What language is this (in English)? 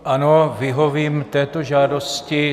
Czech